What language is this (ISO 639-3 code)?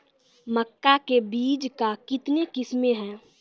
mai